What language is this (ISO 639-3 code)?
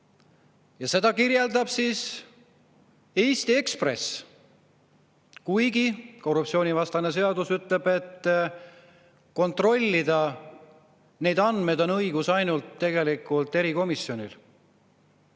est